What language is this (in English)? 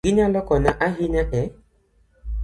Luo (Kenya and Tanzania)